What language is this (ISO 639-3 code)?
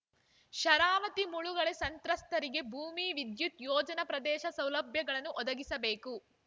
kan